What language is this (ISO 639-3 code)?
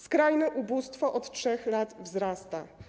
pol